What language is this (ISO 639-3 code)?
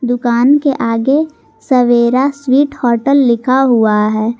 hin